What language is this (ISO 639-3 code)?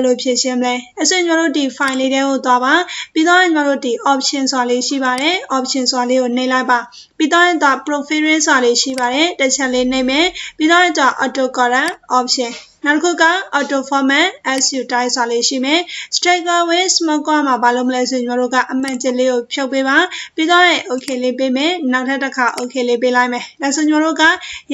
tha